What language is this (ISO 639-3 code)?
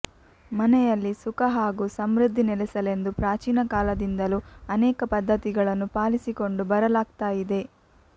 kan